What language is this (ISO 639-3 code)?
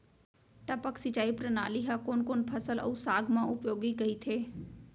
hne